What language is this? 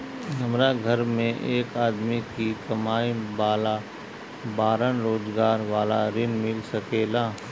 Bhojpuri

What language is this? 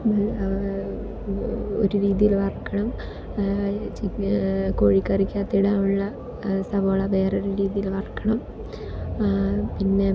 Malayalam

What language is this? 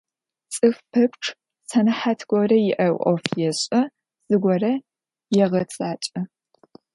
Adyghe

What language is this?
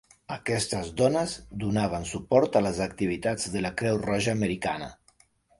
Catalan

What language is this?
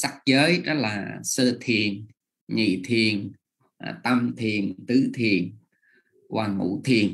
Vietnamese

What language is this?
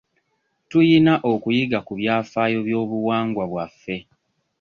Ganda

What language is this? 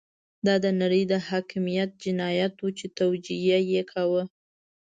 Pashto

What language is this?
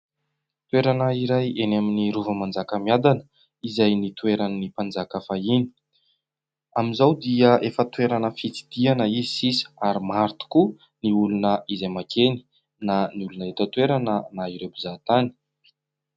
Malagasy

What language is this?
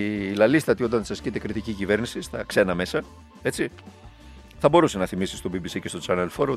Greek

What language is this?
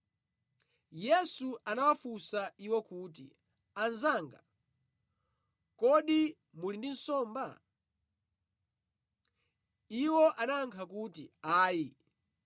Nyanja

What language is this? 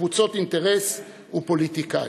Hebrew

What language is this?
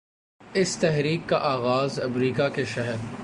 Urdu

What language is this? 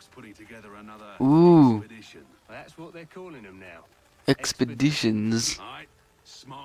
Portuguese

